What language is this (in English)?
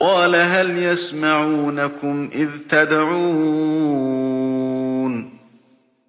Arabic